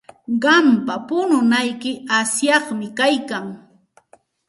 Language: Santa Ana de Tusi Pasco Quechua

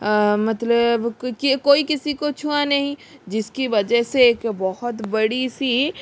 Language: Hindi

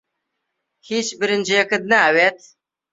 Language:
Central Kurdish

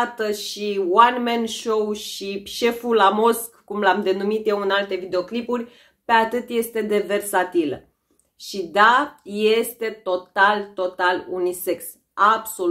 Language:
Romanian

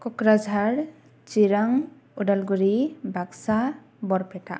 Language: Bodo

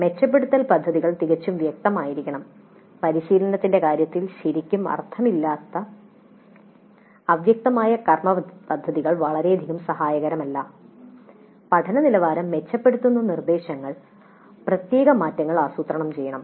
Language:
Malayalam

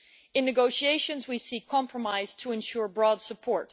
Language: English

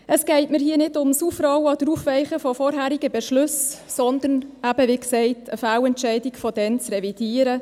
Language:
Swiss German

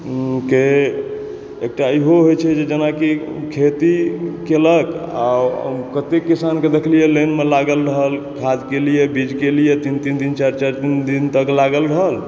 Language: Maithili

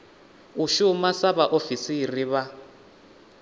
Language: Venda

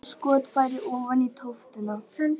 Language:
Icelandic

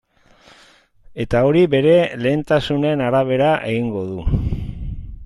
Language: Basque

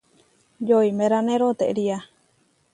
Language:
Huarijio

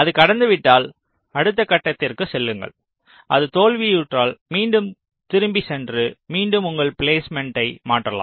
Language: Tamil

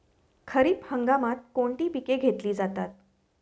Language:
Marathi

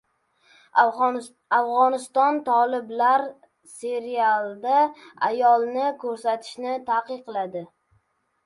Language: Uzbek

